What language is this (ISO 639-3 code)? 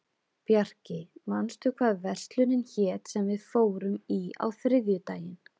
isl